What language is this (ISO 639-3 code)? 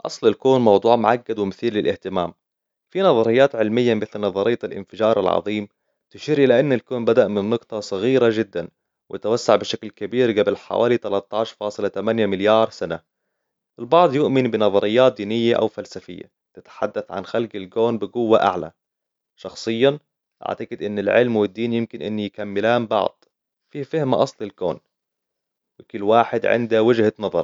acw